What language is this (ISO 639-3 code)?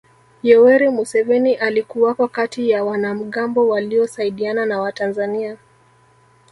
swa